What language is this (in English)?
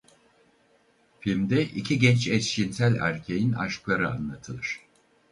Turkish